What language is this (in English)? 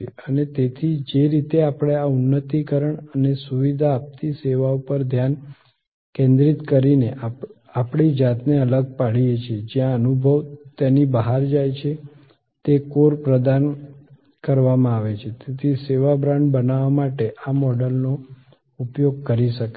Gujarati